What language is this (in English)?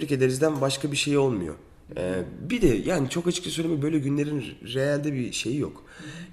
Turkish